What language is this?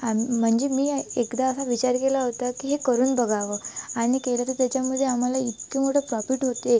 Marathi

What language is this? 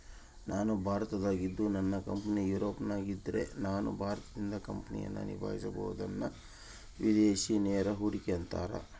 Kannada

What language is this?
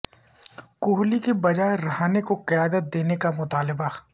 Urdu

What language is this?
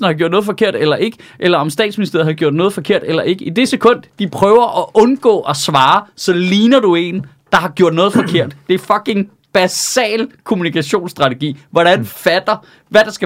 Danish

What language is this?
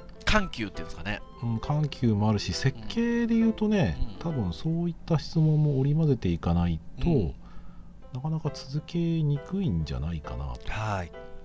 Japanese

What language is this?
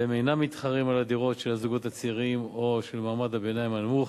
Hebrew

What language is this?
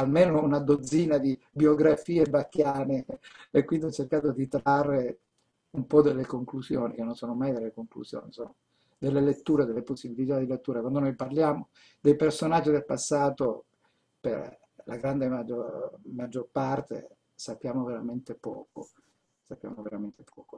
Italian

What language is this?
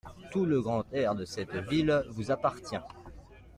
French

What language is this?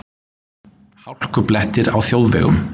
Icelandic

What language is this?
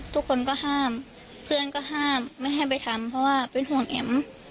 Thai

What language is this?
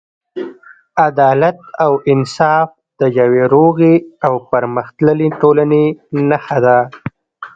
Pashto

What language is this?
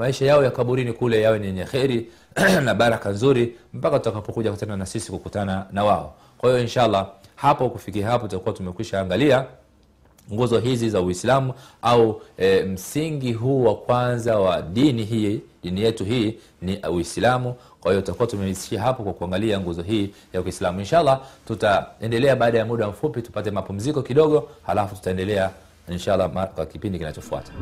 Swahili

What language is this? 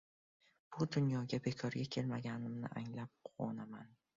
Uzbek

